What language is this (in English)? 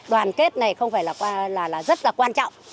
Vietnamese